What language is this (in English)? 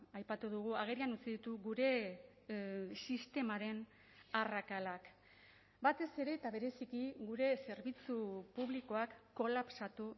Basque